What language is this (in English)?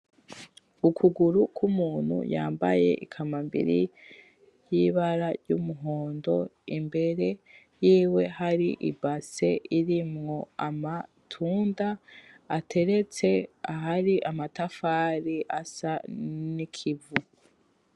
Rundi